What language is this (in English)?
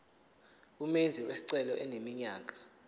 Zulu